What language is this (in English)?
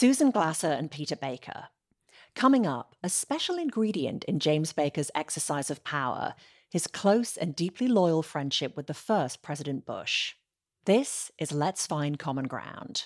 English